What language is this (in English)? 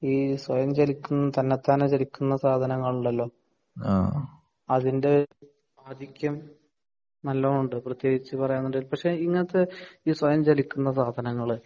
Malayalam